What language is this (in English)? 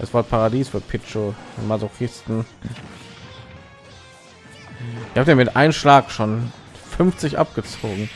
German